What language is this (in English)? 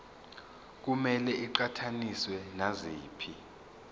Zulu